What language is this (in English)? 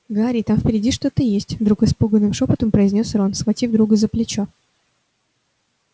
Russian